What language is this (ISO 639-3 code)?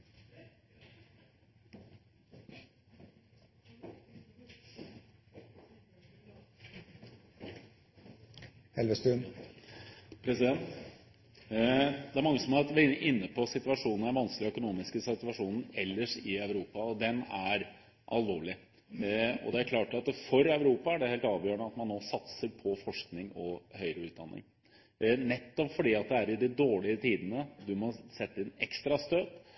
nob